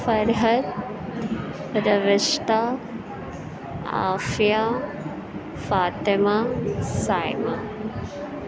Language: Urdu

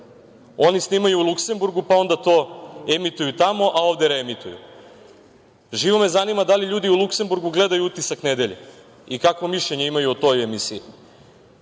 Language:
Serbian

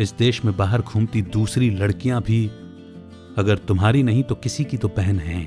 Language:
Hindi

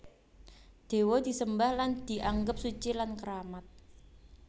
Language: Javanese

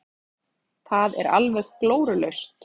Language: Icelandic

